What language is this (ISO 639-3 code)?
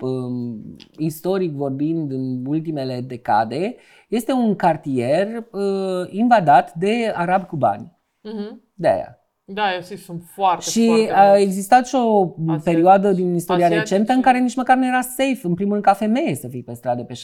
ron